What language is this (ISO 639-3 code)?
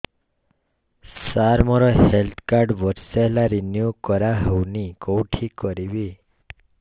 ori